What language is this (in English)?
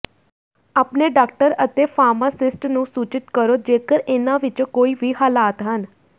Punjabi